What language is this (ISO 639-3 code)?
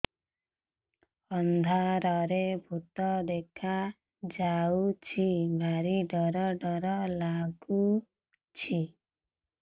ori